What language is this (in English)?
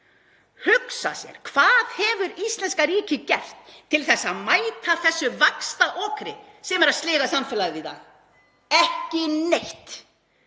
Icelandic